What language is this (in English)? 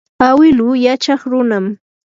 Yanahuanca Pasco Quechua